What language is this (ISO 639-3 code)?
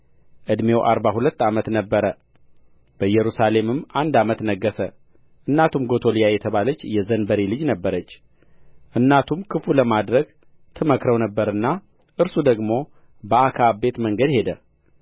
amh